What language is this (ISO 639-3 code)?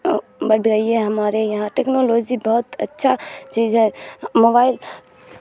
urd